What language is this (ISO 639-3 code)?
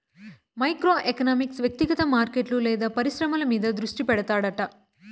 tel